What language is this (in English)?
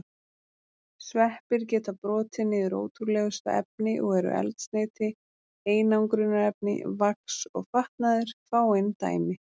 Icelandic